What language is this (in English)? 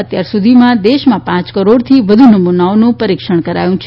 Gujarati